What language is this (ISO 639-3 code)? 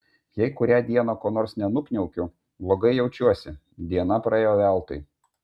lit